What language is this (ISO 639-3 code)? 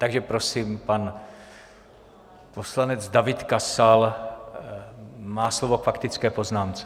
ces